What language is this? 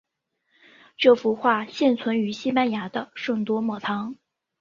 Chinese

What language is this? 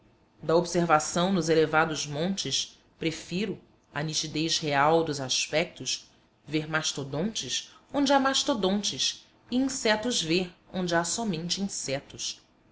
Portuguese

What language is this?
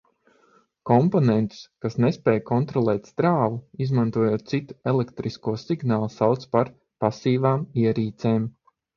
Latvian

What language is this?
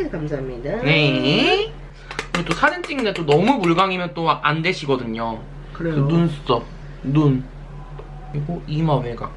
Korean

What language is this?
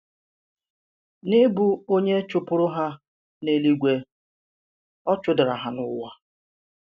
Igbo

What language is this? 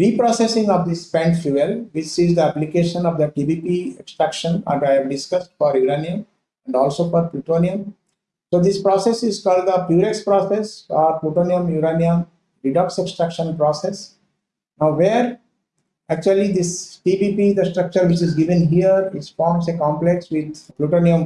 English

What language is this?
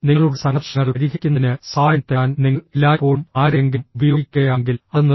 Malayalam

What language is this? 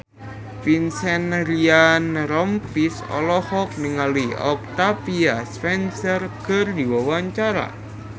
Sundanese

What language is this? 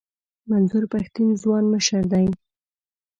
Pashto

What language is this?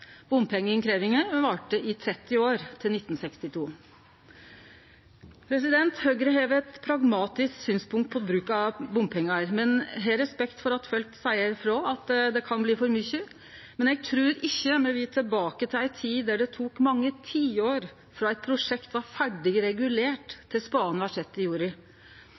Norwegian Nynorsk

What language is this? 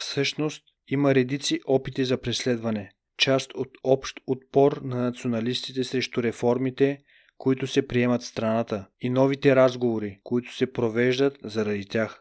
Bulgarian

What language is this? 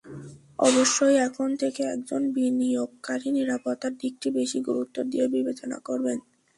Bangla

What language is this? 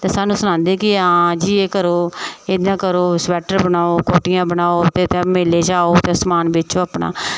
Dogri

